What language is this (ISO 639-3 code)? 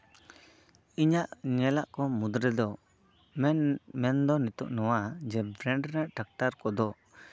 sat